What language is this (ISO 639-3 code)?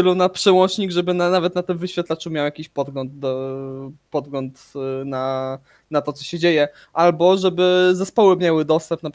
pol